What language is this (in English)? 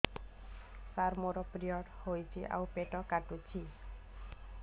Odia